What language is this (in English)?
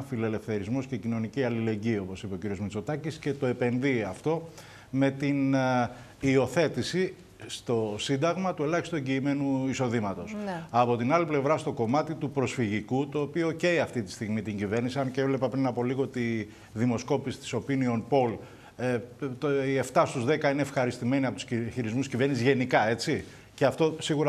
Greek